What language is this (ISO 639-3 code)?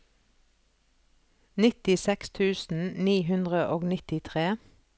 nor